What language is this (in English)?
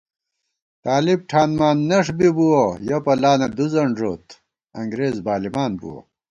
Gawar-Bati